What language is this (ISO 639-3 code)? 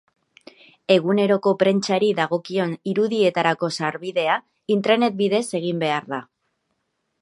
eus